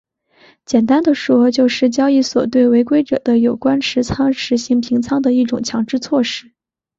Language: Chinese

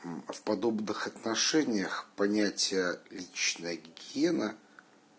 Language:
Russian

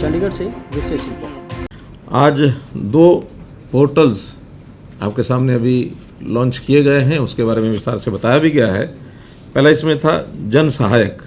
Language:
Hindi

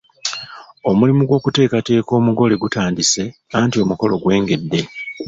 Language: Ganda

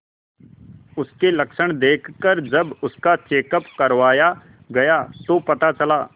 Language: Hindi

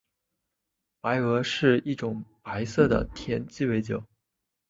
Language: Chinese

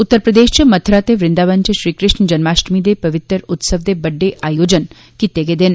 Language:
Dogri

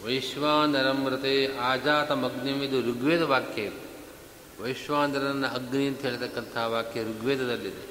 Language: Kannada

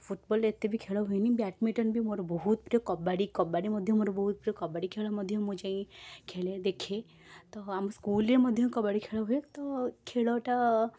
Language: Odia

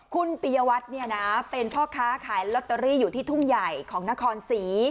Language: Thai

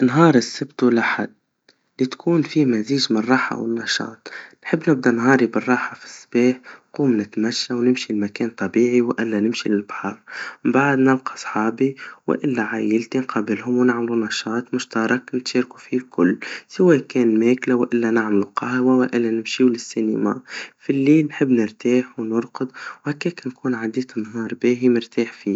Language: Tunisian Arabic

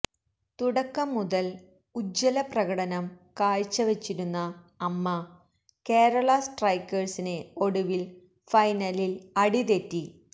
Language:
Malayalam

